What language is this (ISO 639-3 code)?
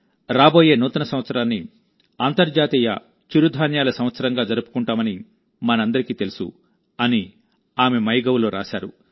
tel